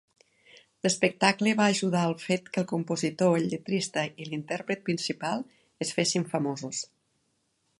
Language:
Catalan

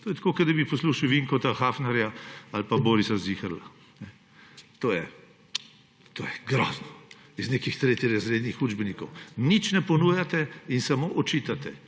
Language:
Slovenian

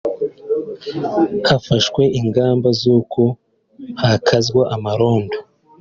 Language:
Kinyarwanda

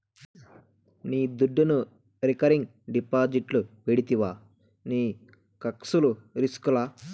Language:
Telugu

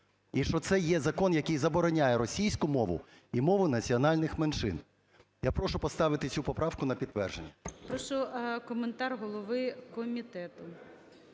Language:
Ukrainian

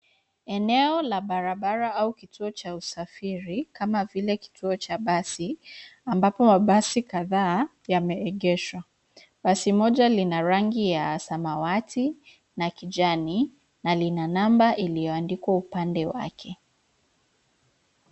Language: Swahili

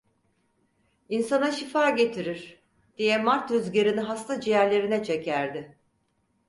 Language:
Turkish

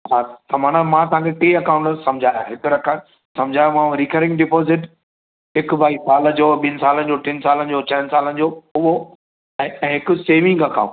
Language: Sindhi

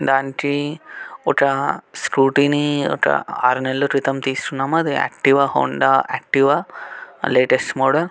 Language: Telugu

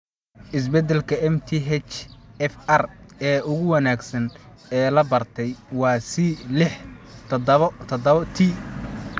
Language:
Somali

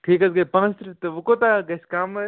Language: Kashmiri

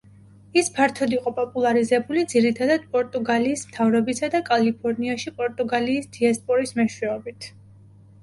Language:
Georgian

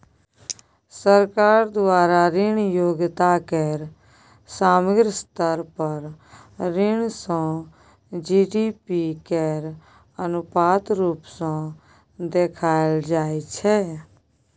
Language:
Maithili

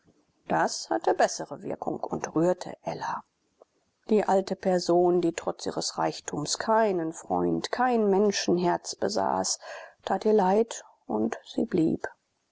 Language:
German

